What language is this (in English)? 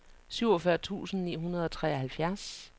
Danish